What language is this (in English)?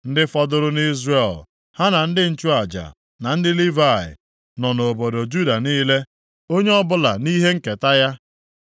Igbo